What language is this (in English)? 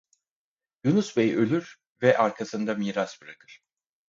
Turkish